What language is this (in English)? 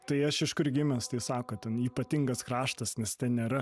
Lithuanian